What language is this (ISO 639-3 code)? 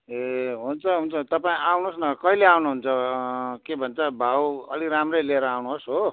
nep